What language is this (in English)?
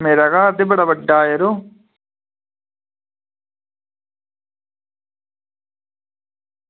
Dogri